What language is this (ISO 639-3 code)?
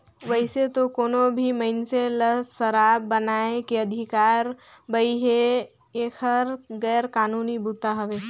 hne